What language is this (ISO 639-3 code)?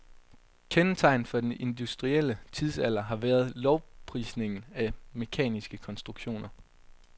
dan